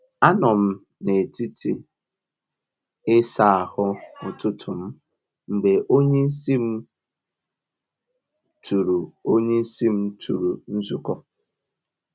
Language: Igbo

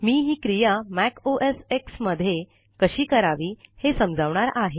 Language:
Marathi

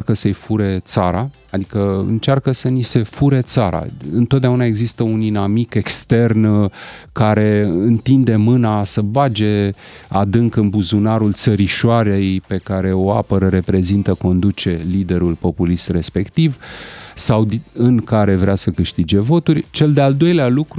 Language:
Romanian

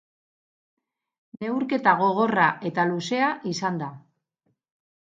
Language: Basque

